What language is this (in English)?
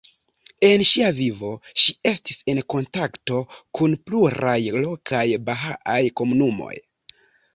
Esperanto